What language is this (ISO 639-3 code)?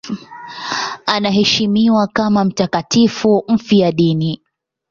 swa